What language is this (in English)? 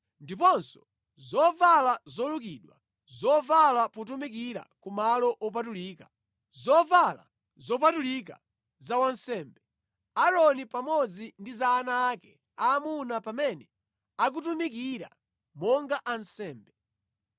Nyanja